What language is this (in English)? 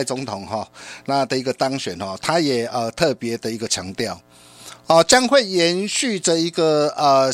Chinese